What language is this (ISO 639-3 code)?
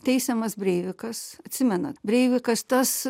lit